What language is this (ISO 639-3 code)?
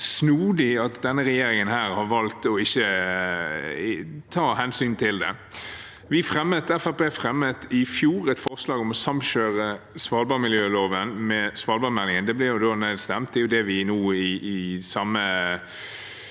nor